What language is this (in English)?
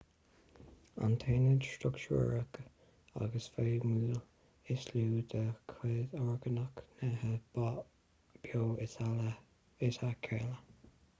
Irish